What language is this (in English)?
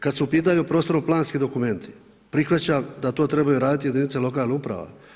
Croatian